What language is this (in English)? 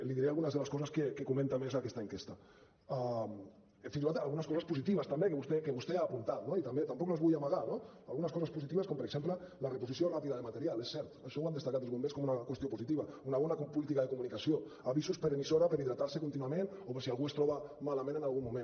Catalan